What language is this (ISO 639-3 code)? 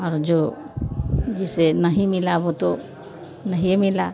hin